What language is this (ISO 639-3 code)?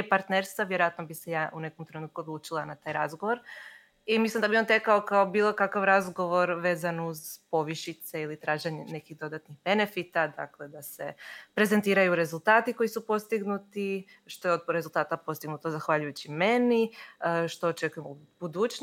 hrv